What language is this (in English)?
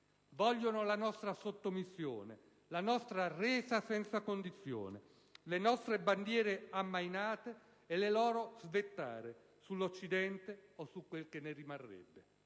Italian